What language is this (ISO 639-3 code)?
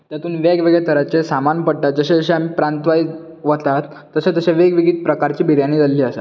kok